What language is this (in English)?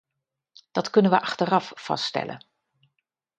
Dutch